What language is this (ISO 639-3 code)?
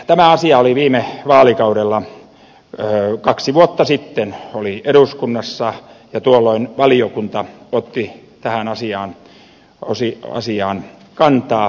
fin